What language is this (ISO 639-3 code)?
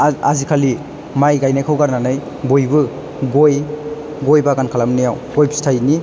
brx